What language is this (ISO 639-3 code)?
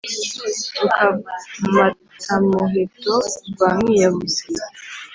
kin